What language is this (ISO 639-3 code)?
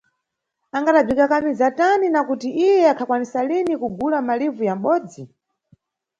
nyu